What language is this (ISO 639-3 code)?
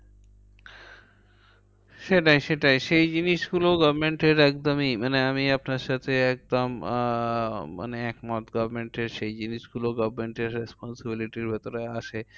ben